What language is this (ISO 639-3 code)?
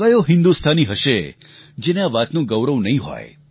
guj